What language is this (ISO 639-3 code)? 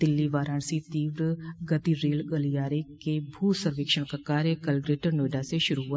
hin